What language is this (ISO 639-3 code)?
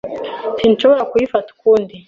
kin